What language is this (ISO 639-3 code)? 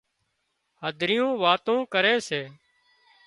kxp